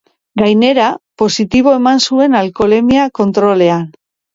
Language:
Basque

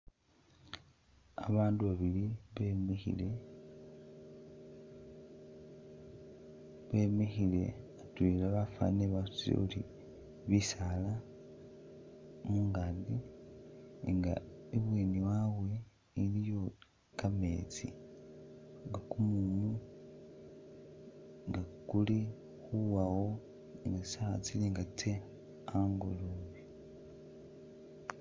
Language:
Masaaba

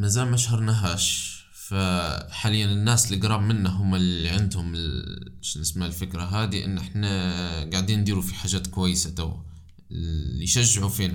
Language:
Arabic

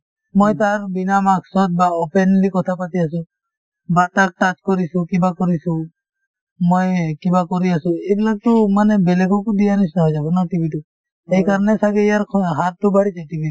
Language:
Assamese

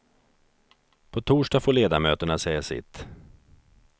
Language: Swedish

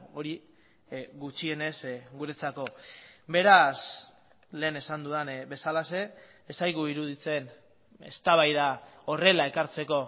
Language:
Basque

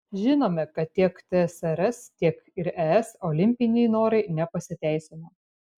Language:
Lithuanian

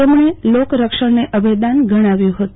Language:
Gujarati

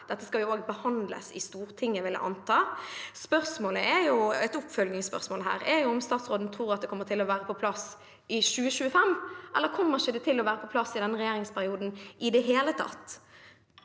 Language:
Norwegian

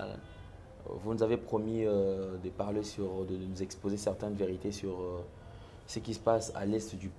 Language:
French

